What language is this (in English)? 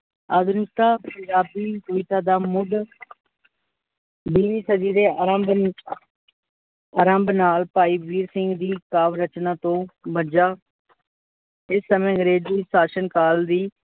Punjabi